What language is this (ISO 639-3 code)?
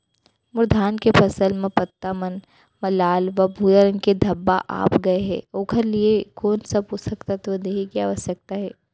hne